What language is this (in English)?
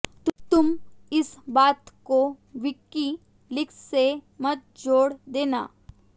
Hindi